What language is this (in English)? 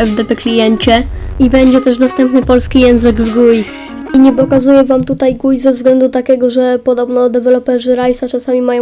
Polish